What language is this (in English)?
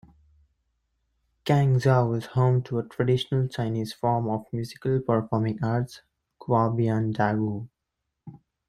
English